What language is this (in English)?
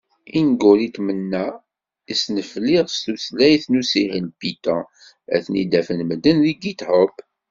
Kabyle